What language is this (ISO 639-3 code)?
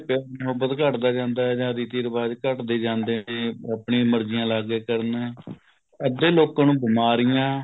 pan